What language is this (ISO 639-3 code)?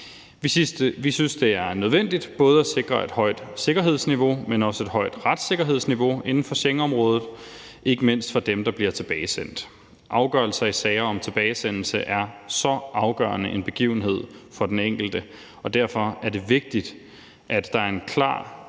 dan